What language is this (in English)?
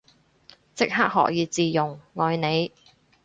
Cantonese